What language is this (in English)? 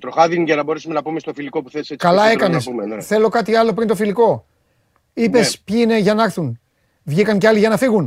Greek